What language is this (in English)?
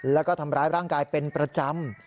Thai